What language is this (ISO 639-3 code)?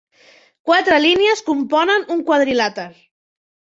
cat